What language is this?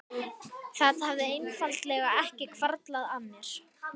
Icelandic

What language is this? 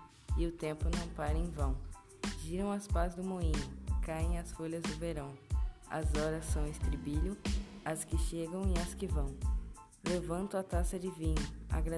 Portuguese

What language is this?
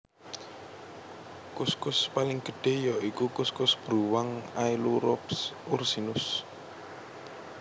Javanese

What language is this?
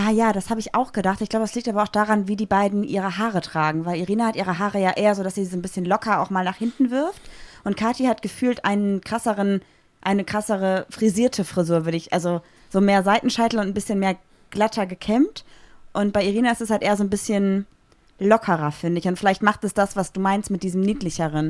German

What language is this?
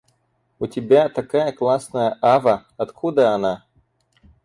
Russian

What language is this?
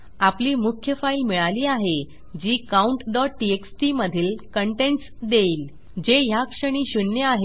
Marathi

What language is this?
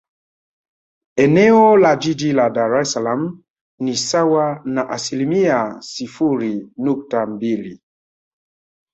Swahili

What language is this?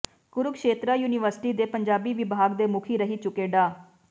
Punjabi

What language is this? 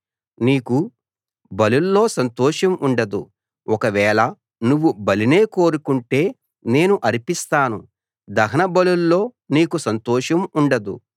Telugu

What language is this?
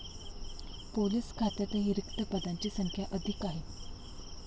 Marathi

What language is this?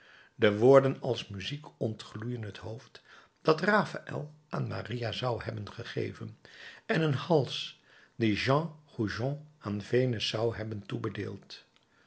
Dutch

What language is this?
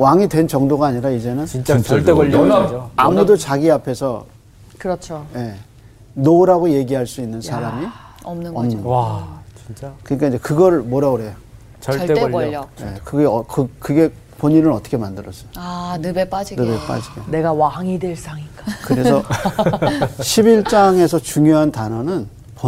Korean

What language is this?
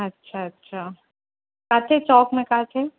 Sindhi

